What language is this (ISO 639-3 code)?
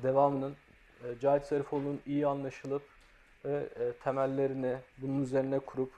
tur